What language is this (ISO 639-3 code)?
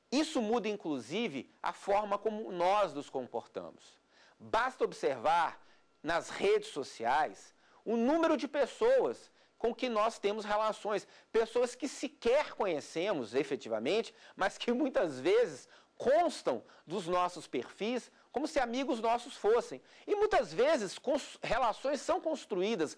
por